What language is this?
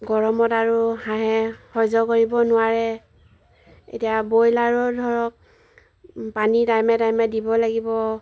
Assamese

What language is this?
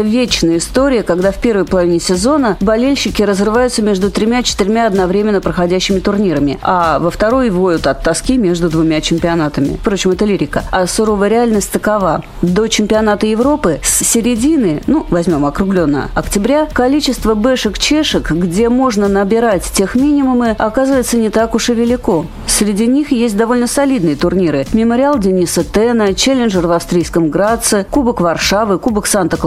Russian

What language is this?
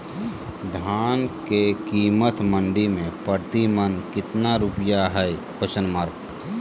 Magahi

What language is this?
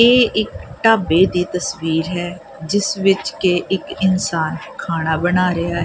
Punjabi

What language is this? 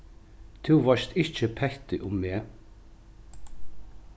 Faroese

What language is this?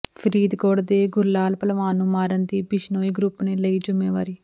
Punjabi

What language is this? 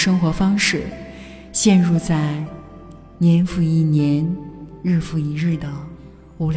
Chinese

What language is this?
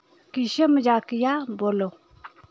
Dogri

